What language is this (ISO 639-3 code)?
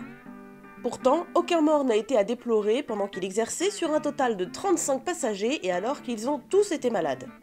fra